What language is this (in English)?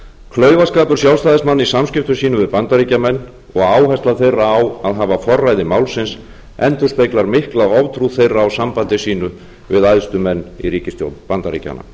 Icelandic